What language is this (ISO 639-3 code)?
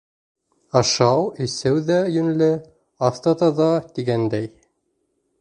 bak